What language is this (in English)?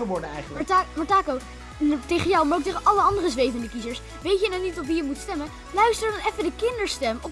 Dutch